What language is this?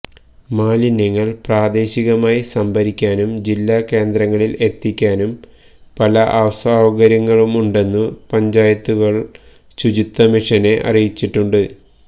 Malayalam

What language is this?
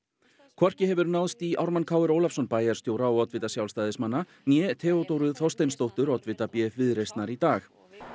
Icelandic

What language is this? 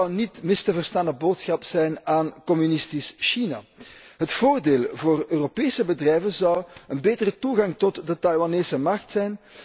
Dutch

